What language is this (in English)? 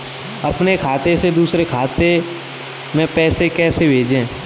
Hindi